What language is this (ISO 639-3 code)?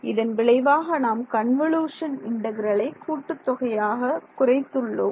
tam